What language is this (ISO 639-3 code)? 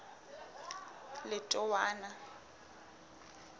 sot